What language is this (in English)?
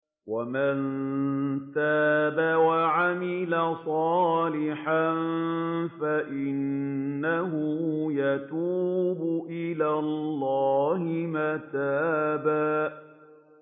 Arabic